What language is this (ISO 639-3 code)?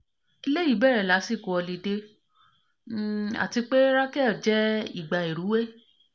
yor